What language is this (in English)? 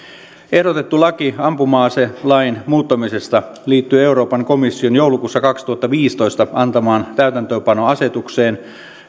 Finnish